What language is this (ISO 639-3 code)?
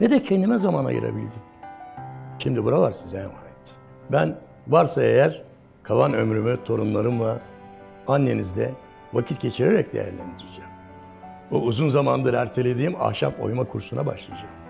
tur